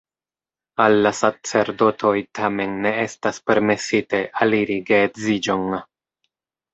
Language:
Esperanto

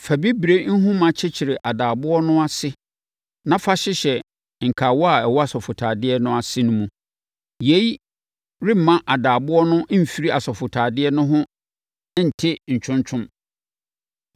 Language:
Akan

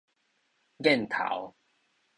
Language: Min Nan Chinese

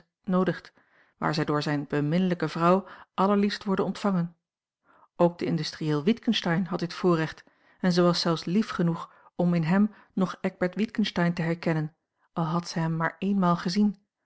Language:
Dutch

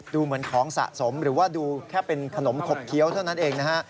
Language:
Thai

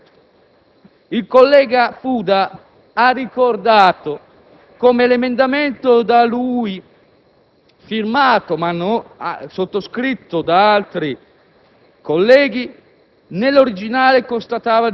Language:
Italian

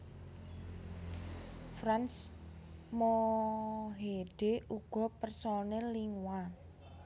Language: Javanese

